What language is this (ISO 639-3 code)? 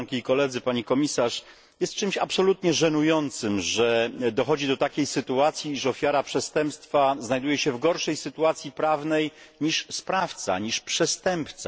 pol